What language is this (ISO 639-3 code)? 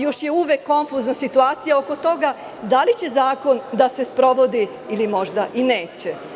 srp